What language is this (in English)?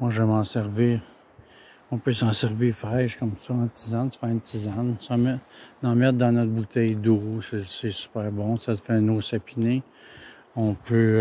French